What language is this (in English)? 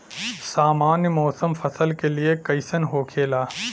Bhojpuri